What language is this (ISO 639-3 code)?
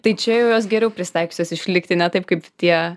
lit